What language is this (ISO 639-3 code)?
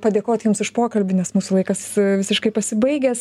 lit